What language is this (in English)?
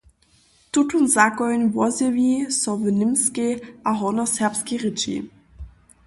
Upper Sorbian